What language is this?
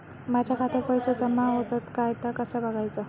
Marathi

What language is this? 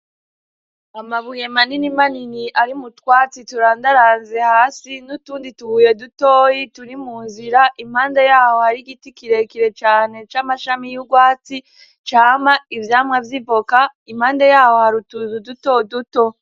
Rundi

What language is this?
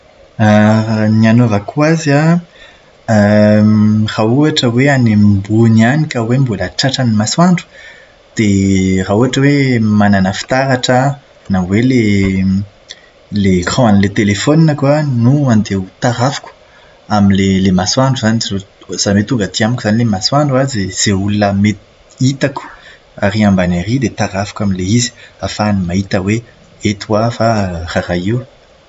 Malagasy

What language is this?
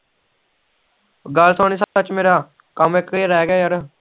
Punjabi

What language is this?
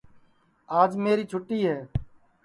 Sansi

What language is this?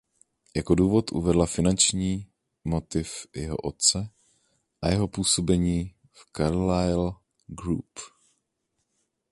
Czech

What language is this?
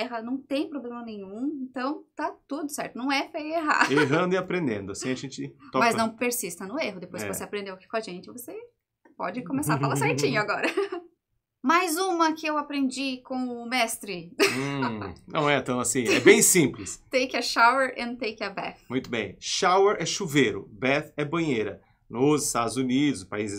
Portuguese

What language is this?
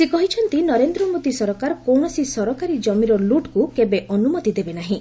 Odia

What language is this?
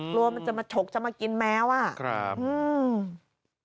Thai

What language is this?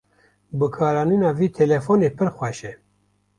Kurdish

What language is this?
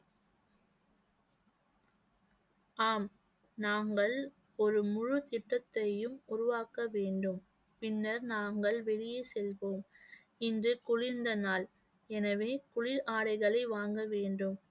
Tamil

